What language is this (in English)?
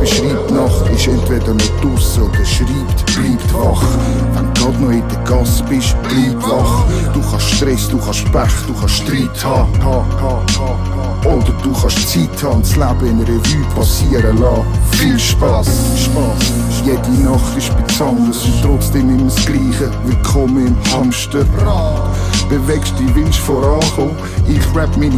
Dutch